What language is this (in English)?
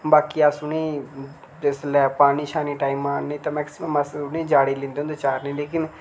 Dogri